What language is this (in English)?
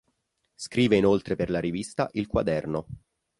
Italian